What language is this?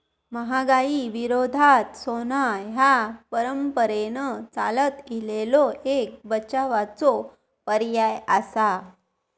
Marathi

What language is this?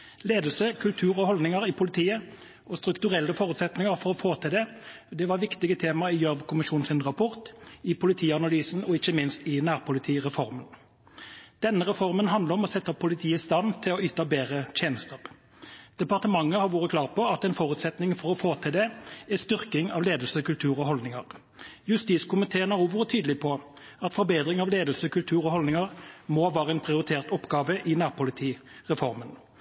Norwegian Bokmål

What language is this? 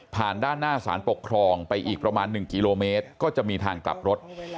Thai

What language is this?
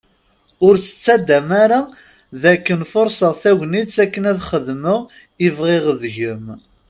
Kabyle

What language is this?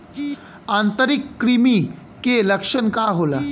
Bhojpuri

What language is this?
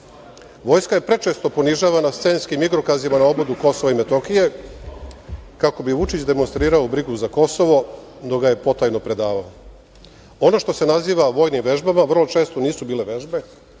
Serbian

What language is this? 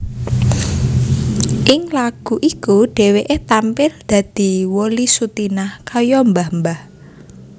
Javanese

